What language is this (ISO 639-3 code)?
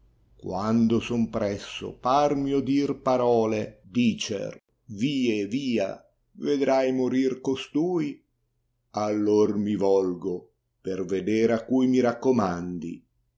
ita